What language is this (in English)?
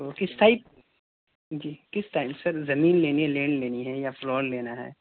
Urdu